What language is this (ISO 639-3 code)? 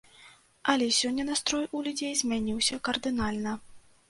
bel